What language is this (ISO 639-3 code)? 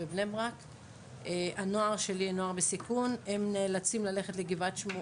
heb